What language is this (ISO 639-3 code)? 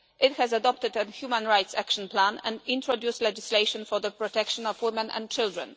eng